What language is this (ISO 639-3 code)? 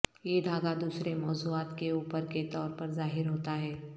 urd